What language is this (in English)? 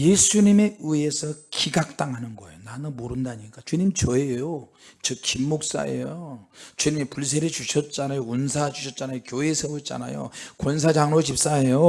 Korean